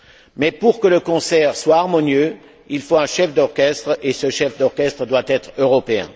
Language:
French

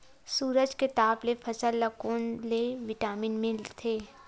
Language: Chhattisgarhi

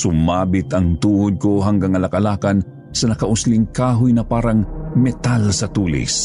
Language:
Filipino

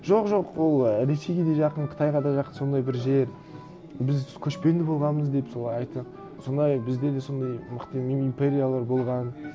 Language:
Kazakh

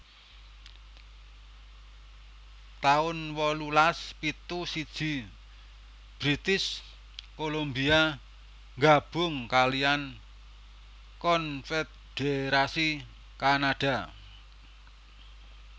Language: Javanese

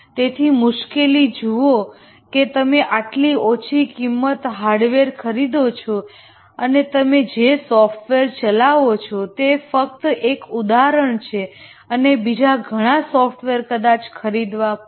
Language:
Gujarati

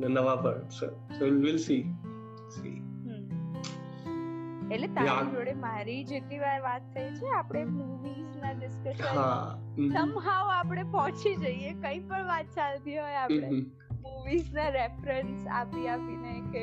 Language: Gujarati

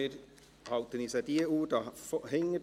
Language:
Swiss German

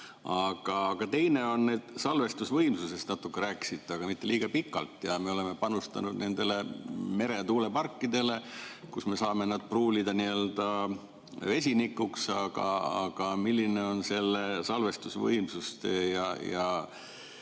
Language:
Estonian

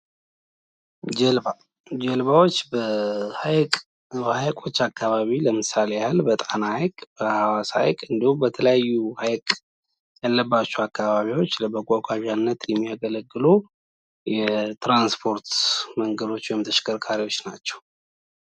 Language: Amharic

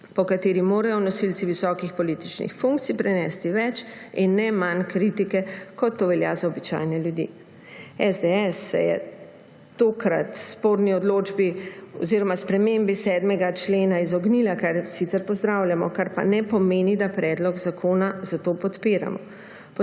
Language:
Slovenian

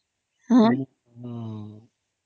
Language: Odia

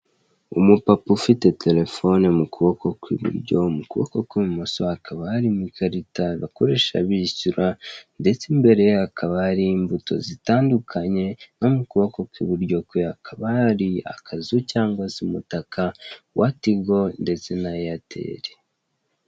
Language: Kinyarwanda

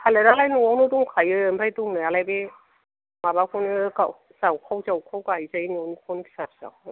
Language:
Bodo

